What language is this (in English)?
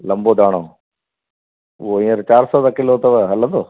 Sindhi